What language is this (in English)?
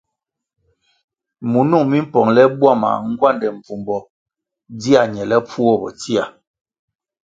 Kwasio